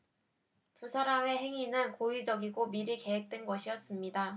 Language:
Korean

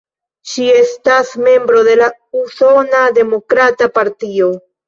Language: Esperanto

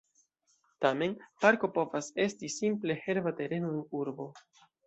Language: Esperanto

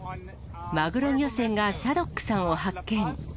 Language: Japanese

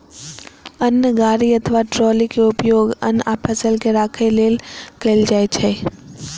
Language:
Maithili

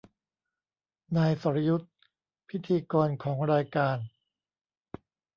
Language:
Thai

